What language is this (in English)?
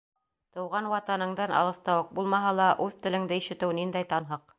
Bashkir